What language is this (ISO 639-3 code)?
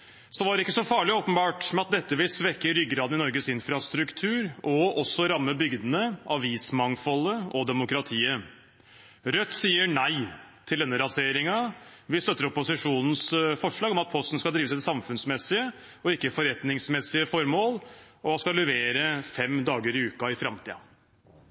nob